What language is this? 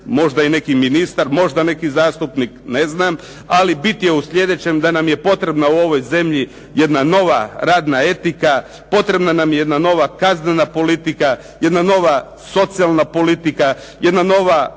Croatian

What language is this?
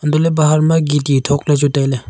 Wancho Naga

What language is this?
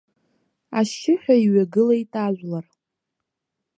Abkhazian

